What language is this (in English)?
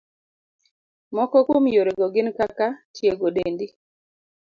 Luo (Kenya and Tanzania)